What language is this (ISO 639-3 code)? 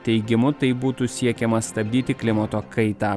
lit